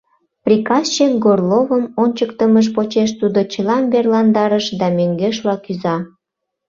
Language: Mari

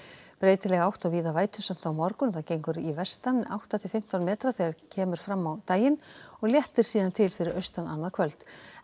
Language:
Icelandic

